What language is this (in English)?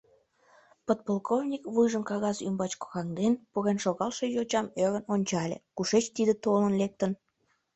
Mari